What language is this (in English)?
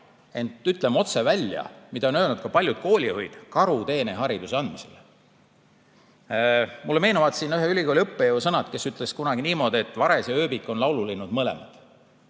Estonian